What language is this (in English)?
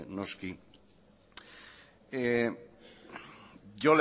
Basque